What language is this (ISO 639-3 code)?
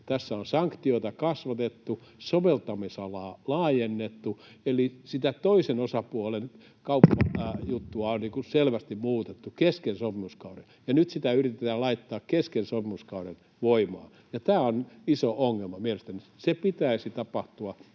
fin